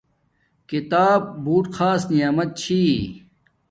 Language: Domaaki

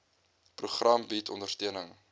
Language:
Afrikaans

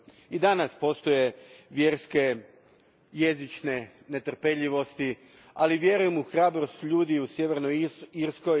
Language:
Croatian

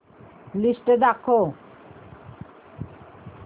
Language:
Marathi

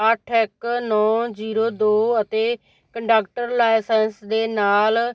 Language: Punjabi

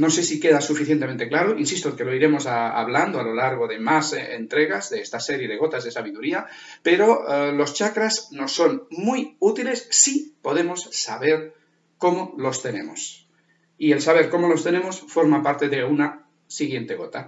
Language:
Spanish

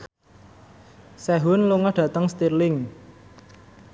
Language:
Javanese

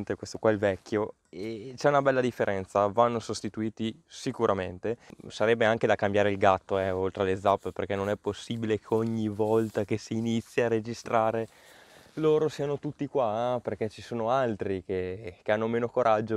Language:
Italian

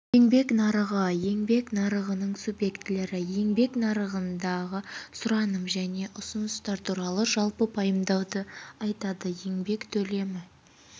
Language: Kazakh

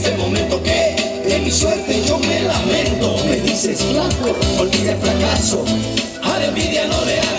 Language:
Romanian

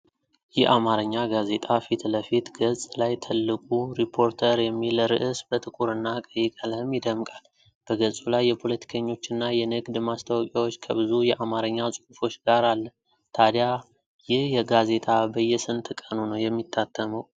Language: Amharic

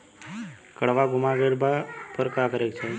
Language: Bhojpuri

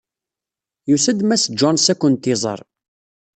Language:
Kabyle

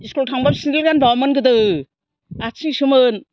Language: Bodo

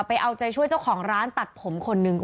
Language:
Thai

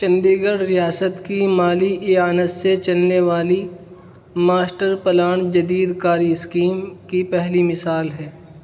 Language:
Urdu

